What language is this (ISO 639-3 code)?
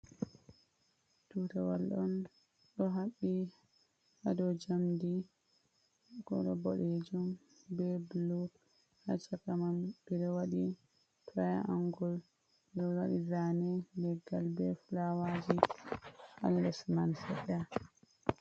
ful